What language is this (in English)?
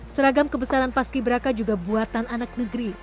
Indonesian